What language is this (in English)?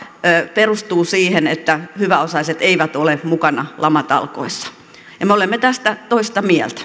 Finnish